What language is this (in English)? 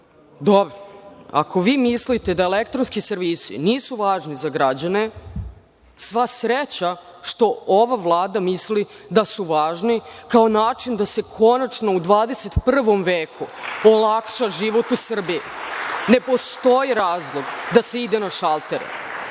Serbian